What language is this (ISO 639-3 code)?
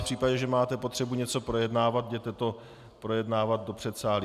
ces